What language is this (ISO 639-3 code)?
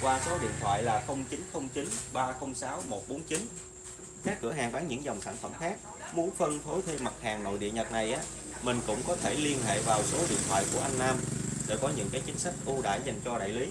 vie